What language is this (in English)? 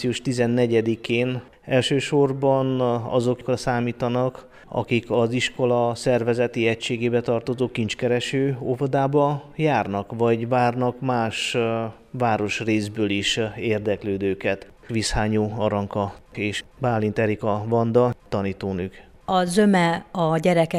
Hungarian